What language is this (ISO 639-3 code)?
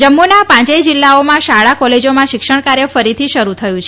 guj